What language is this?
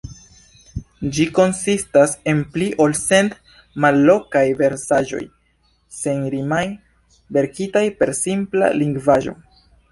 Esperanto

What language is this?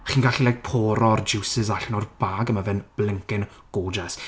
Welsh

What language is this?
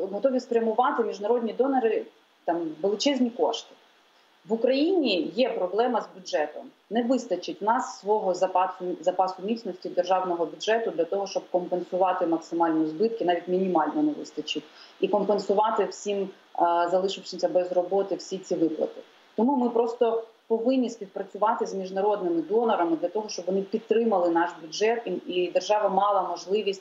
Ukrainian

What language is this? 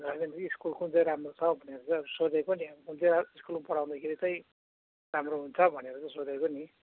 Nepali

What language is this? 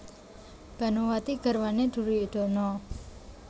Javanese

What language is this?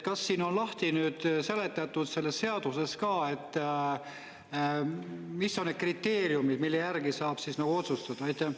Estonian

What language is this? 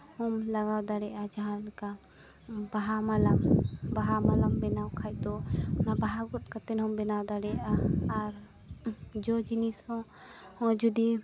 Santali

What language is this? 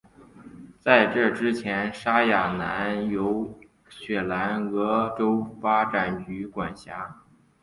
Chinese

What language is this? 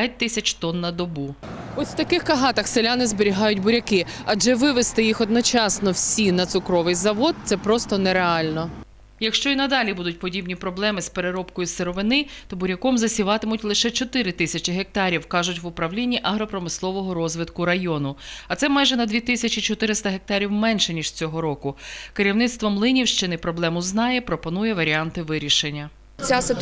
Ukrainian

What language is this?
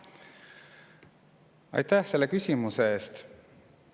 Estonian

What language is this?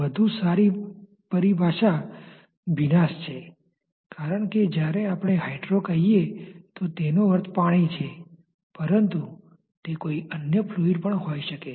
Gujarati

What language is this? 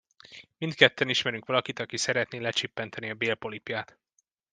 Hungarian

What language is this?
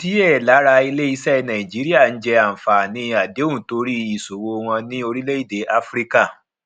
Yoruba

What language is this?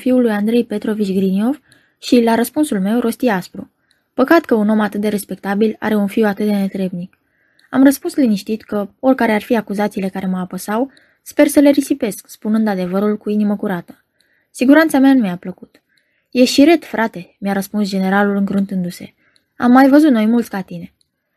Romanian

